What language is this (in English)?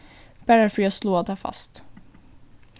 Faroese